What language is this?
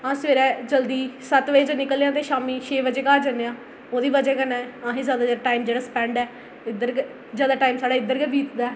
Dogri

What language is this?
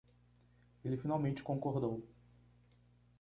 Portuguese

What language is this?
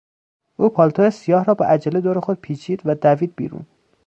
Persian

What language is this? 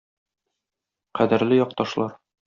Tatar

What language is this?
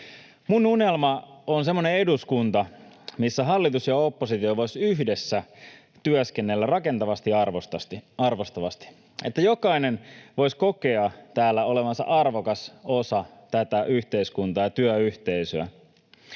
Finnish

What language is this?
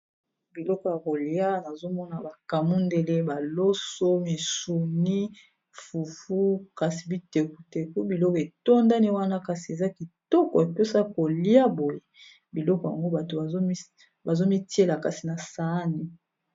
Lingala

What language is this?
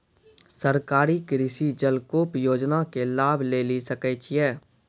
Maithili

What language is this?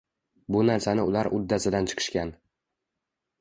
Uzbek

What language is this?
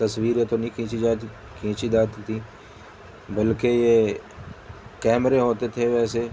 Urdu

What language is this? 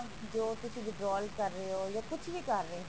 Punjabi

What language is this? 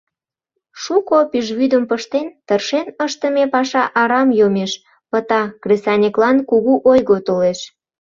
Mari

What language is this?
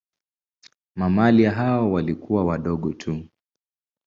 Swahili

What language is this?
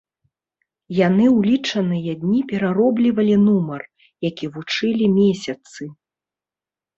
Belarusian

